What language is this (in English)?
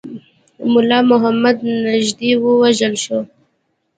Pashto